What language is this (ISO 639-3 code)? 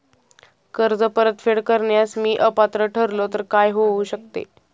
mar